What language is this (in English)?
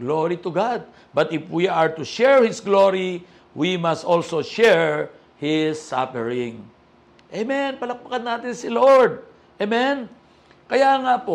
Filipino